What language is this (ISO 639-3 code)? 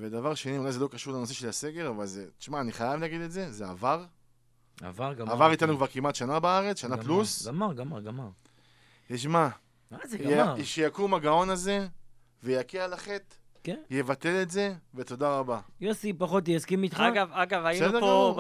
heb